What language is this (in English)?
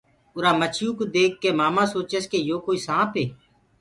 Gurgula